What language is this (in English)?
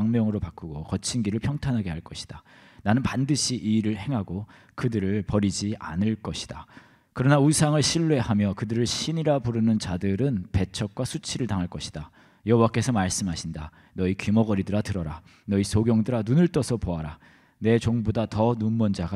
Korean